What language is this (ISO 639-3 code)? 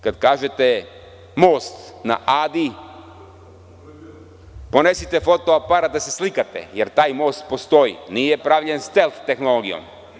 srp